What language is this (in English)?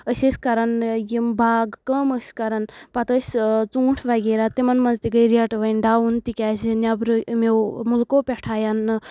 Kashmiri